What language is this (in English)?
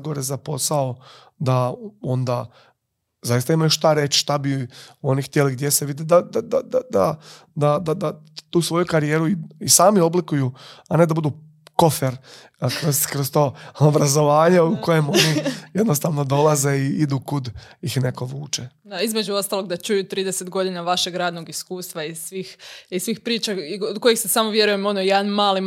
Croatian